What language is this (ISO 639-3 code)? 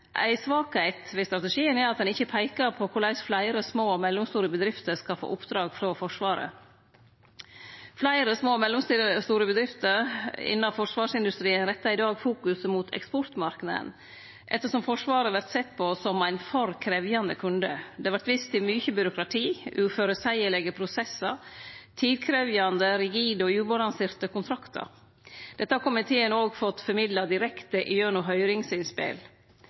nno